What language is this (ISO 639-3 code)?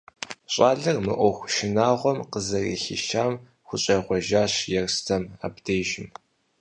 kbd